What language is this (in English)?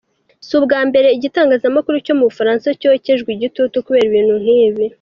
Kinyarwanda